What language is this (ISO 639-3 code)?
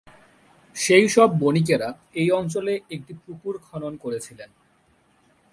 ben